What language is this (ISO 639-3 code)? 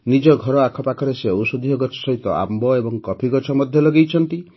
ori